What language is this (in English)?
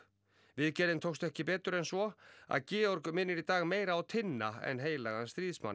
Icelandic